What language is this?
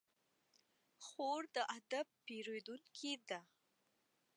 Pashto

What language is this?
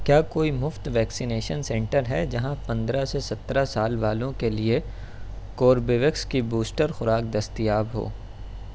Urdu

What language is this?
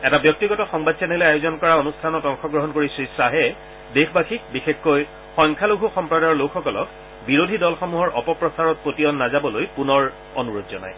Assamese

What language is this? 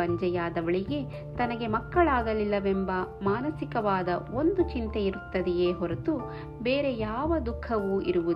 Kannada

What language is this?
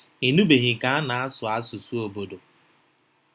Igbo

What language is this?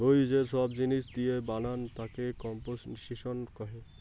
Bangla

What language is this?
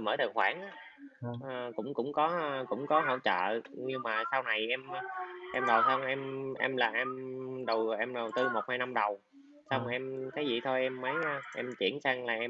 Vietnamese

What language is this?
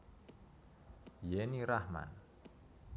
Javanese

